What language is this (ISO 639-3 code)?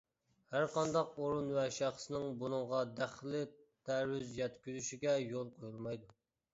uig